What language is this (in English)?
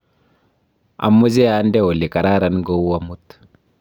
Kalenjin